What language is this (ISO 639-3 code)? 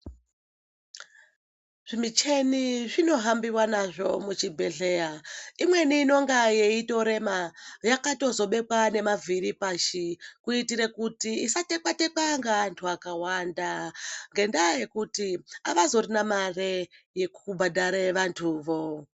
ndc